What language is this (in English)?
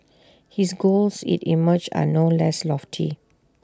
English